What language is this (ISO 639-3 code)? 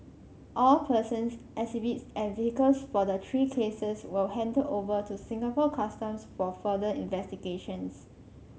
eng